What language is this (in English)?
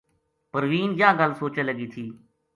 Gujari